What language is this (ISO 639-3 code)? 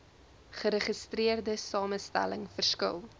afr